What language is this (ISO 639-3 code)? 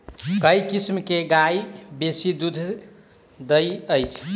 mai